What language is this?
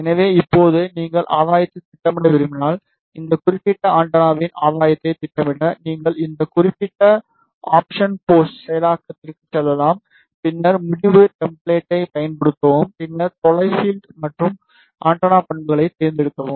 Tamil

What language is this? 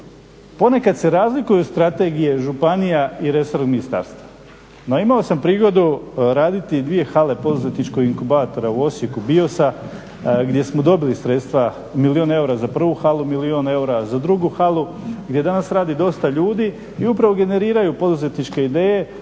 Croatian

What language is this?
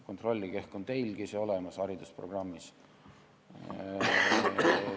Estonian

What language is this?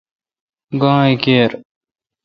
Kalkoti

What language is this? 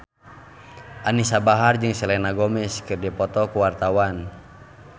Sundanese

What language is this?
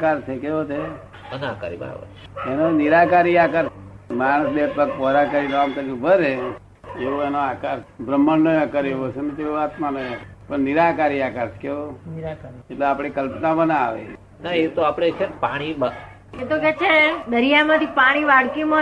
Gujarati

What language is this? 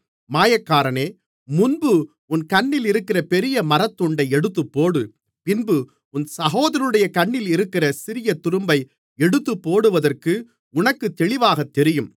Tamil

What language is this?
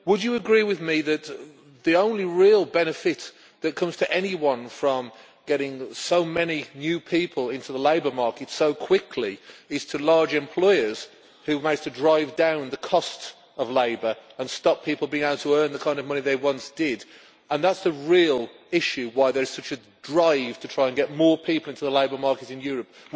English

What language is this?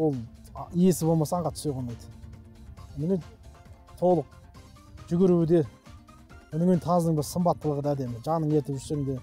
Turkish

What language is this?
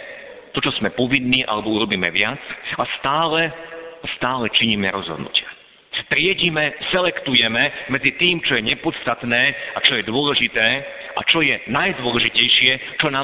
Slovak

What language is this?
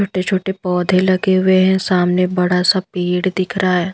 Hindi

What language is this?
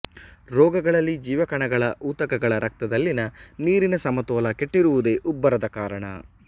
Kannada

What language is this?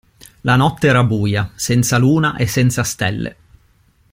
Italian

